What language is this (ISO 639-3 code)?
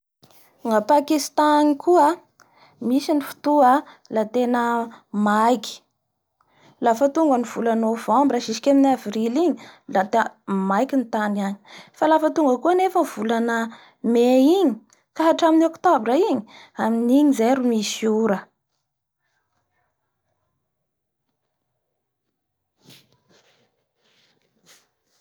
bhr